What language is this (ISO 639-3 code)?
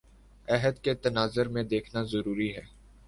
urd